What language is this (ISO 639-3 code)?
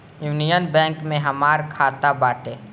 bho